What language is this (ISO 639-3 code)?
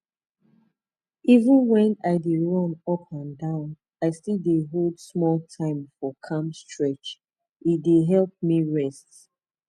pcm